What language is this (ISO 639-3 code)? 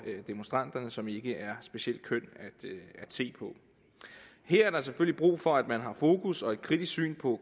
dan